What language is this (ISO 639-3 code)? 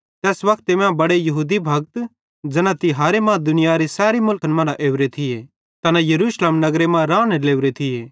bhd